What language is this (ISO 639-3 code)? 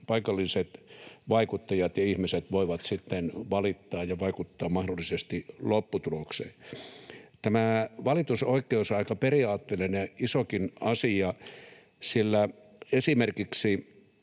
fin